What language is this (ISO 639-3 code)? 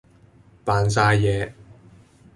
yue